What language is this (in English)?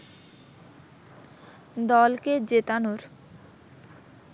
Bangla